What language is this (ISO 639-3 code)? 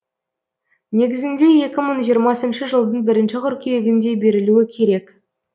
kaz